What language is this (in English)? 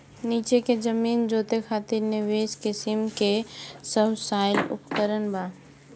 Bhojpuri